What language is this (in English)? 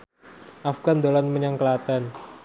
Javanese